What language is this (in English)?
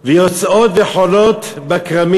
Hebrew